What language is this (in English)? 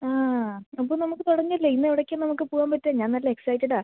Malayalam